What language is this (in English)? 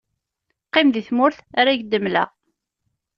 Kabyle